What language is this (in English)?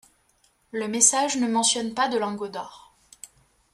French